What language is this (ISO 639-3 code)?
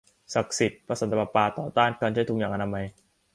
tha